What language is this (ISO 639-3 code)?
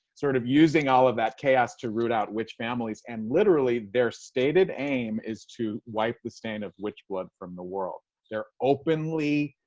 eng